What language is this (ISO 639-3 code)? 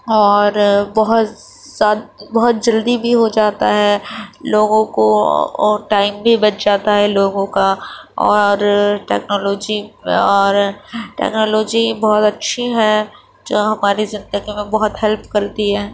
urd